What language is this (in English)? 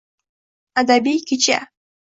Uzbek